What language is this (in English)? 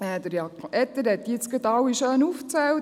Swiss German